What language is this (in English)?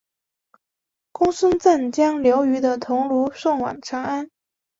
Chinese